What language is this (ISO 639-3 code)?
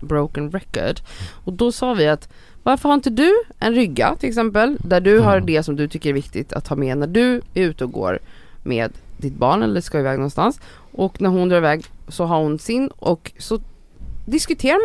swe